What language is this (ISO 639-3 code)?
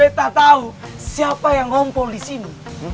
ind